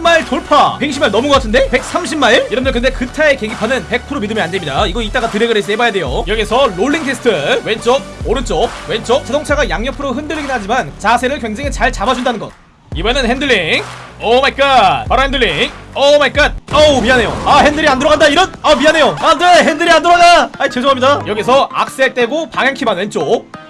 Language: Korean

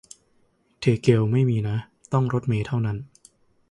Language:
Thai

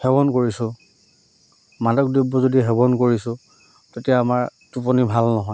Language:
Assamese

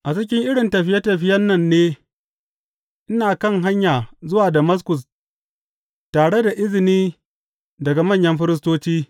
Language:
Hausa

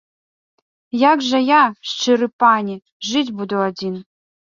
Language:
Belarusian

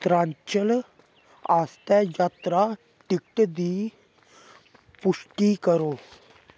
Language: Dogri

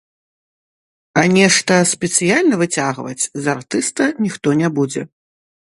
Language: Belarusian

